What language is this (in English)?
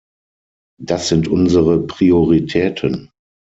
German